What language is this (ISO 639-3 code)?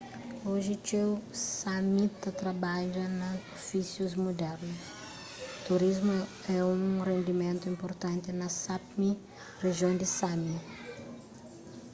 kea